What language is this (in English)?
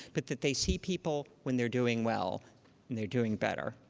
English